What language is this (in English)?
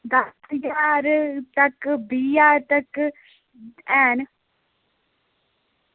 Dogri